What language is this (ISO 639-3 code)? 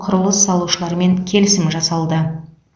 kaz